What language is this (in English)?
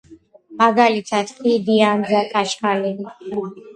Georgian